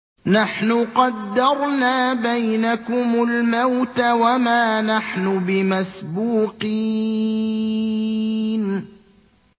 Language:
Arabic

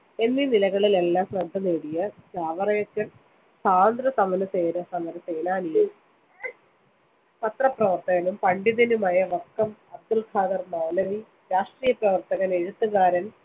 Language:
Malayalam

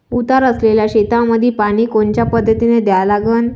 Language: Marathi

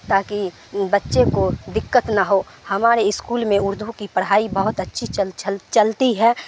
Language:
Urdu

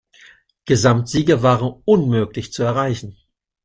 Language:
German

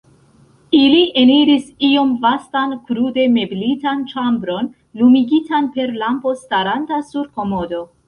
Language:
Esperanto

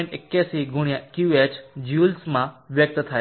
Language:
Gujarati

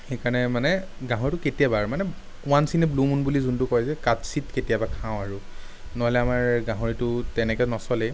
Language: Assamese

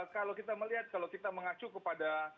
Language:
Indonesian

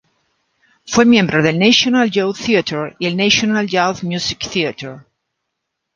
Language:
Spanish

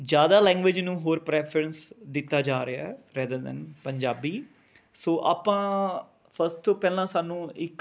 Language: Punjabi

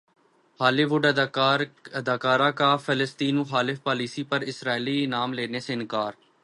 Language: Urdu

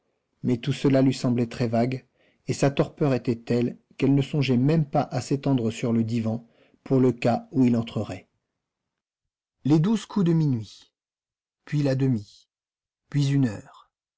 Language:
French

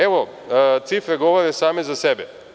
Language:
Serbian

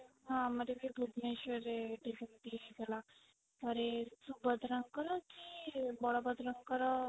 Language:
Odia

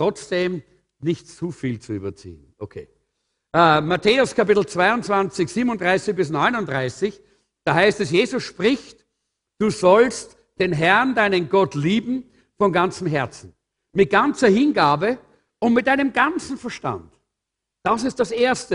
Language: German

